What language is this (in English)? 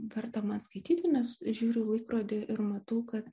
Lithuanian